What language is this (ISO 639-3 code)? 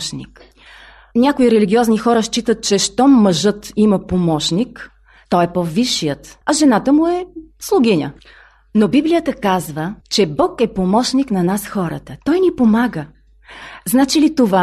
bul